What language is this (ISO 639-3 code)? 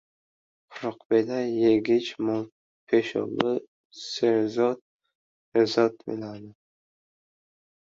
uzb